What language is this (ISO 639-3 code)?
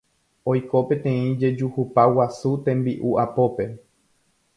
grn